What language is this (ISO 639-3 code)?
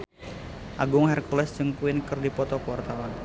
sun